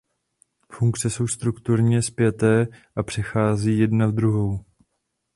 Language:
Czech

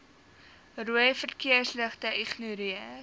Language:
Afrikaans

